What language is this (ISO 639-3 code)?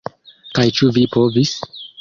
epo